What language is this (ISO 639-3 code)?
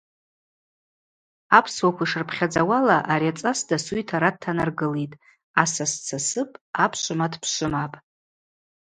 abq